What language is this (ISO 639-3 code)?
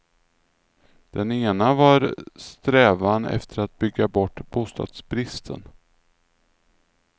swe